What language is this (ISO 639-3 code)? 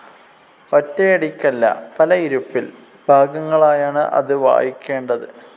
mal